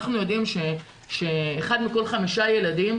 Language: Hebrew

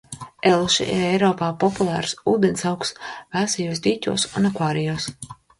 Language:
Latvian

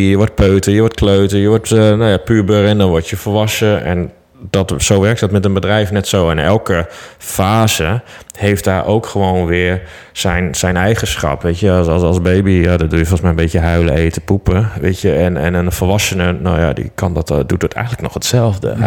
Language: Dutch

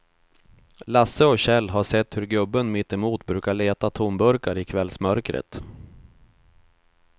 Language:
Swedish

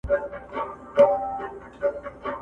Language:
Pashto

